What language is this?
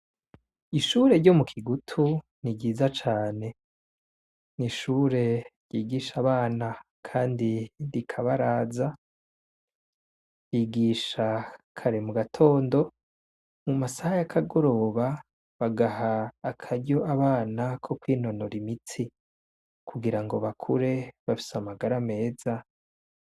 Rundi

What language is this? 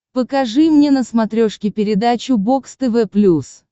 Russian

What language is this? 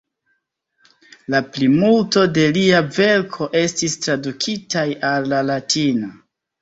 Esperanto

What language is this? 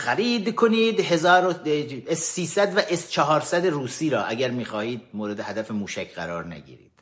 Persian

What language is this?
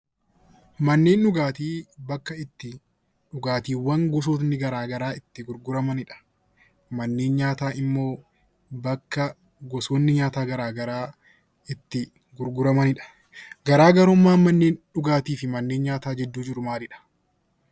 Oromo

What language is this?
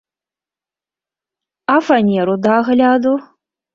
Belarusian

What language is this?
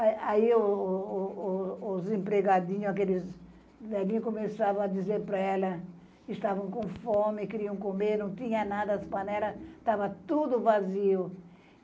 Portuguese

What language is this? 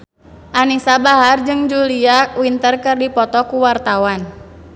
Sundanese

